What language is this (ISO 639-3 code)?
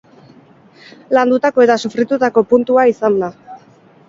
eus